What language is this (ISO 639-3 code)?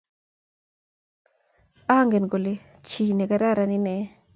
kln